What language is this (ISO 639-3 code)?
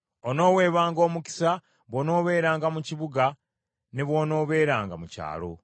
lug